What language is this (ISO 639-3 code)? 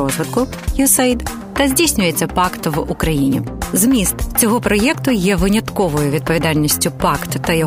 ukr